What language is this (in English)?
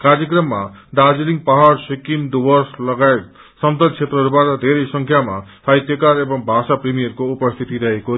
Nepali